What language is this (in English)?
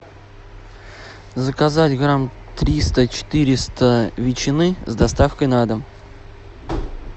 Russian